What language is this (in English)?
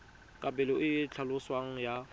Tswana